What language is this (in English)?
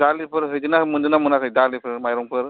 Bodo